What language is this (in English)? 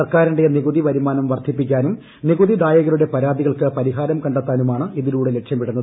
Malayalam